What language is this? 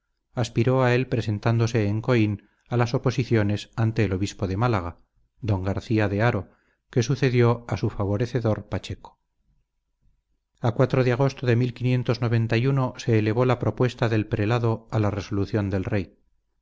Spanish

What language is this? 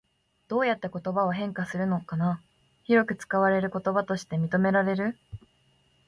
Japanese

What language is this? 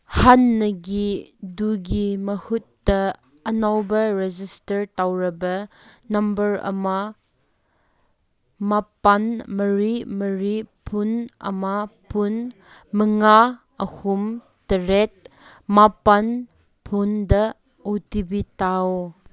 Manipuri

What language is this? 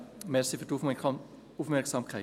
Swiss German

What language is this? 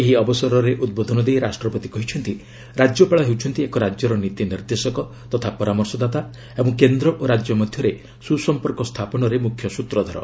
Odia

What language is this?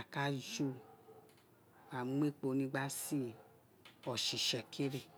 Isekiri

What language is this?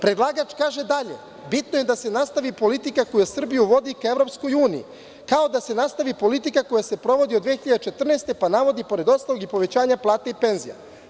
Serbian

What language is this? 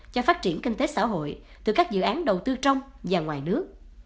Vietnamese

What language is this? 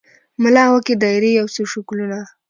Pashto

